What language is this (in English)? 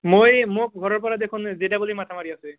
Assamese